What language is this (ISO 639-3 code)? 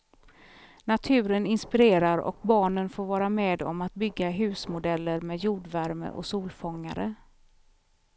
swe